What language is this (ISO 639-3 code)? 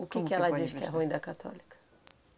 por